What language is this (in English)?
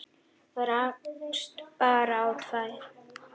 Icelandic